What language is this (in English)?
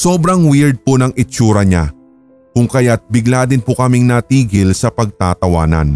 Filipino